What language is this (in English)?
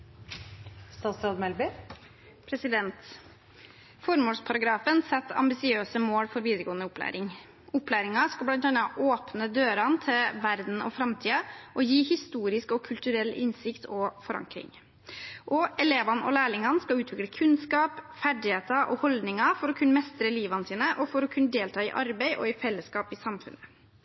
Norwegian Bokmål